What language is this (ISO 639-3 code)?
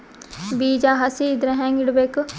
kan